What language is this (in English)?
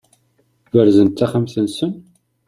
Kabyle